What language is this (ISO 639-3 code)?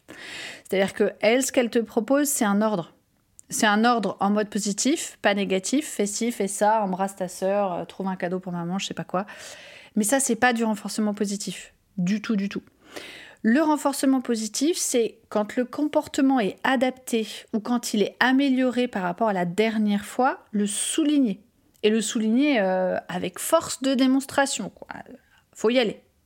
fra